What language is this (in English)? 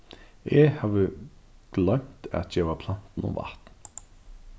Faroese